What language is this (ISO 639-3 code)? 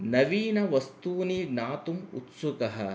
san